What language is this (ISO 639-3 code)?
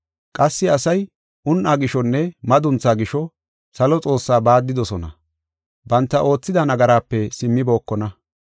gof